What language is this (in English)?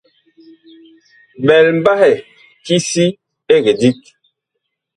Bakoko